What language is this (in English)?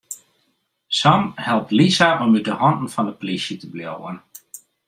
Western Frisian